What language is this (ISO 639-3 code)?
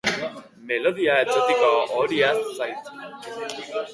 eus